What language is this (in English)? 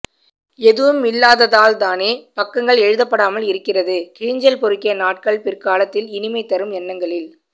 Tamil